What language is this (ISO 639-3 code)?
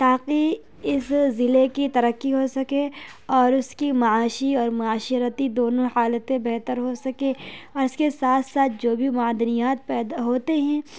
urd